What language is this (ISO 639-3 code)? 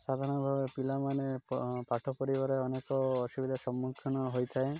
ori